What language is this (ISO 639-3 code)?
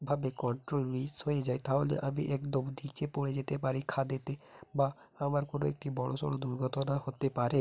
ben